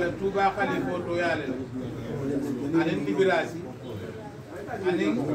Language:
Arabic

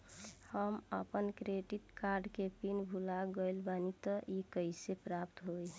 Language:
Bhojpuri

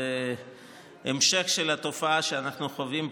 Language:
Hebrew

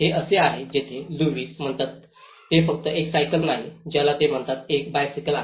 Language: Marathi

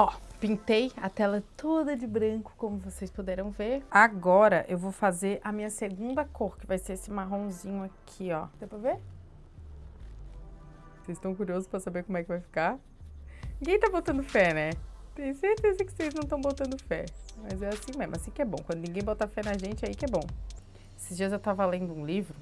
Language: Portuguese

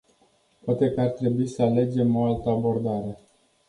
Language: Romanian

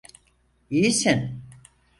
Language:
Turkish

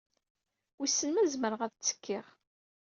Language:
Kabyle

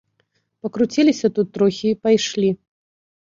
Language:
Belarusian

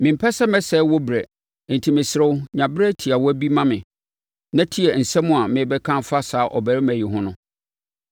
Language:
Akan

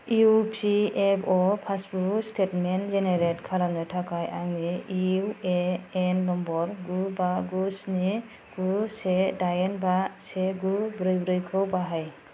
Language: Bodo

